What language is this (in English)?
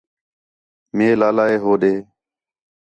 Khetrani